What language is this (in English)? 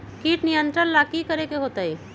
Magahi